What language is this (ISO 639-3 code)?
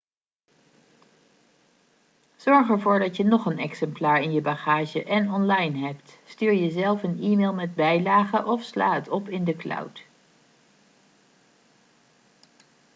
nld